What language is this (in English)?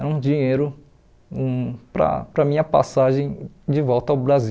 Portuguese